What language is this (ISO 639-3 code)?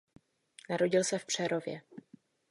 ces